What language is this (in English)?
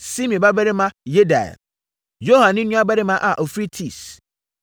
Akan